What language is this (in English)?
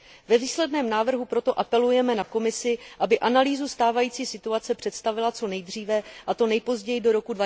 Czech